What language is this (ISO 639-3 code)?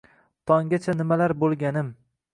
uzb